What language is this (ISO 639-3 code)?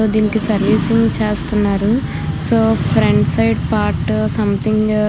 tel